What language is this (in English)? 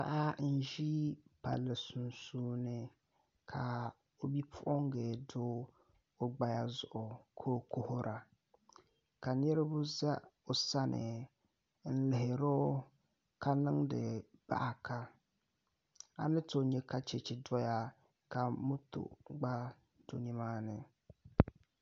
Dagbani